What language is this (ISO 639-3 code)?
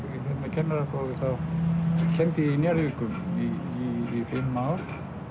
isl